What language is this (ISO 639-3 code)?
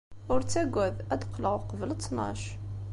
kab